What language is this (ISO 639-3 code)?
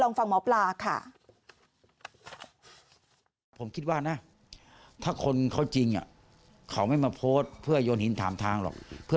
tha